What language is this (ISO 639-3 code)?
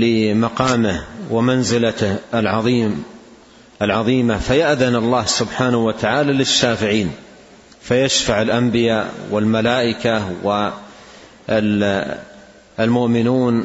ara